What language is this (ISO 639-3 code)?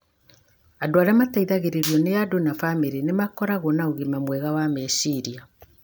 kik